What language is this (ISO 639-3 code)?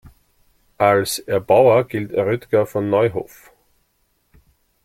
deu